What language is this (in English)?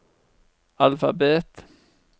Norwegian